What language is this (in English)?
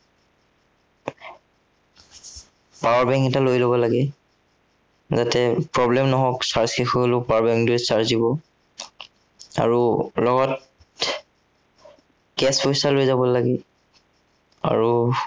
Assamese